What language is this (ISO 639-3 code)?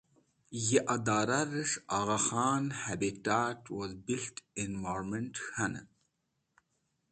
wbl